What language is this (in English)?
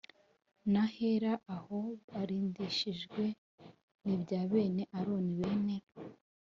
Kinyarwanda